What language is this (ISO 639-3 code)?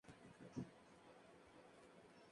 spa